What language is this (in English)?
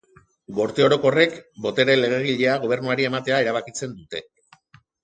Basque